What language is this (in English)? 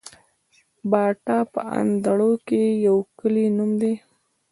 Pashto